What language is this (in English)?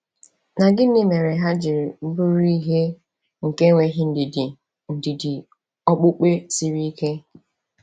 Igbo